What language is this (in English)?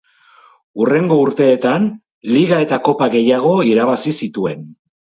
Basque